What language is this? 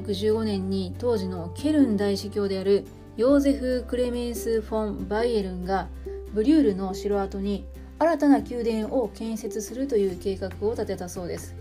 Japanese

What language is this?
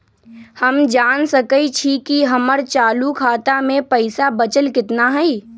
Magahi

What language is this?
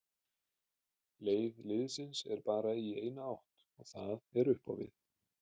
Icelandic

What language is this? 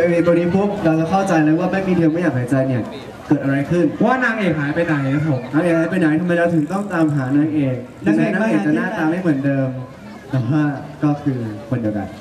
Thai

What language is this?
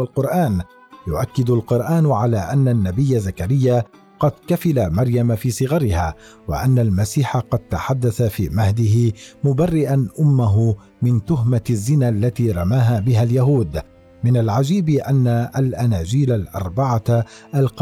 Arabic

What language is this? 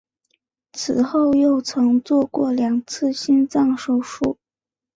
Chinese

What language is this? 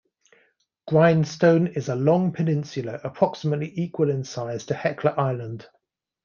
English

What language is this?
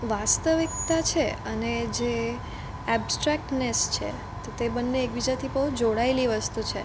Gujarati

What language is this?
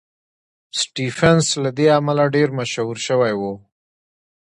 Pashto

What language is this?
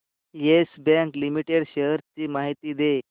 Marathi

